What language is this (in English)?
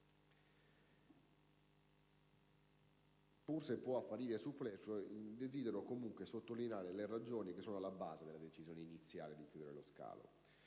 Italian